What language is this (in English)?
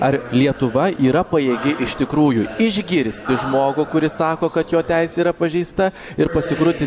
Lithuanian